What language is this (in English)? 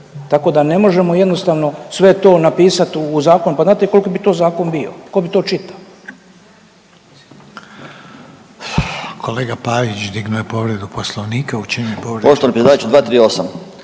Croatian